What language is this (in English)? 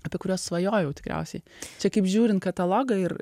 Lithuanian